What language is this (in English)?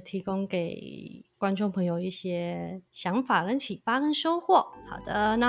Chinese